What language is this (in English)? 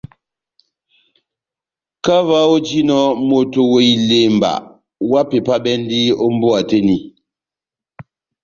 Batanga